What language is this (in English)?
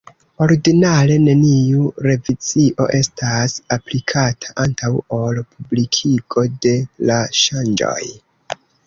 Esperanto